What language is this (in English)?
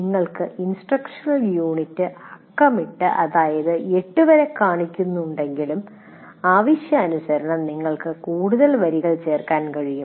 Malayalam